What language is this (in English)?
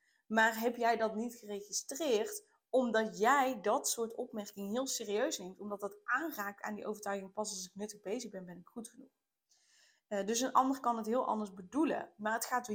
Dutch